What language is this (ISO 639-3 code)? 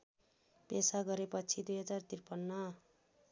nep